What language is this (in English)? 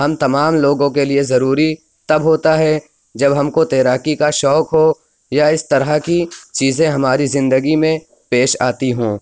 Urdu